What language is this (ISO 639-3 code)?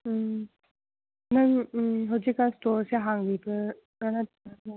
mni